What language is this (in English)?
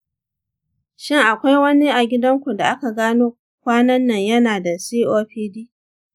Hausa